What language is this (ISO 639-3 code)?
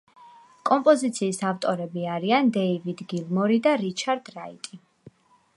kat